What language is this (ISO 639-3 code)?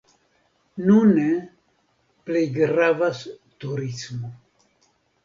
epo